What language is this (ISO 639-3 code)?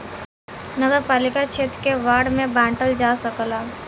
bho